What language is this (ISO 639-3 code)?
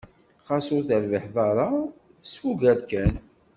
kab